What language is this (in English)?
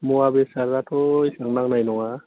Bodo